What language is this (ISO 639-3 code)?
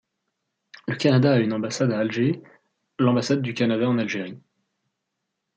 fra